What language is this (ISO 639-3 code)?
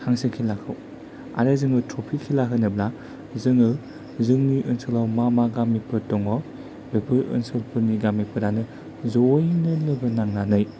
brx